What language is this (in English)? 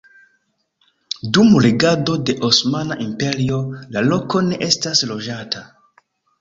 Esperanto